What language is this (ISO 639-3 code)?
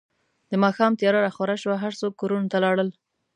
pus